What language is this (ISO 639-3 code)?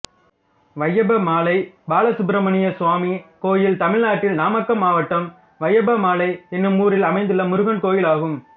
tam